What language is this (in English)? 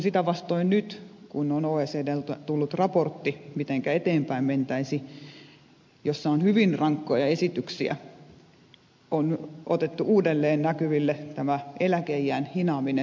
Finnish